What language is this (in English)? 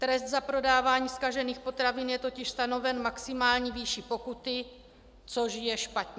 Czech